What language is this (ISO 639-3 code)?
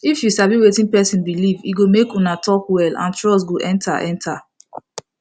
pcm